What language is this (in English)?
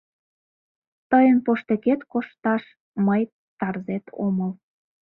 Mari